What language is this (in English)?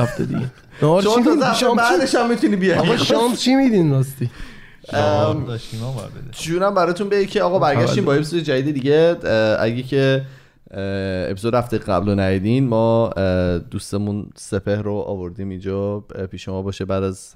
Persian